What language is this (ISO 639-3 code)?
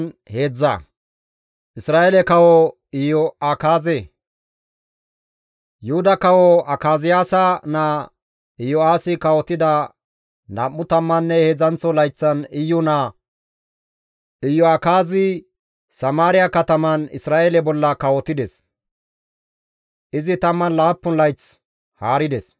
gmv